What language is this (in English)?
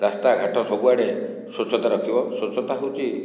Odia